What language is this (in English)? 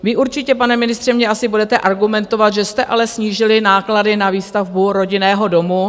Czech